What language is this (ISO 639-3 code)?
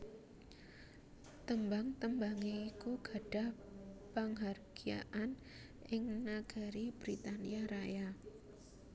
jav